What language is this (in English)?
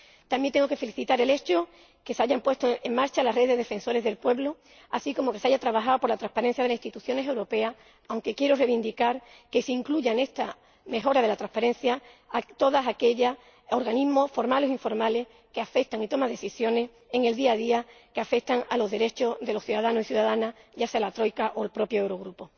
Spanish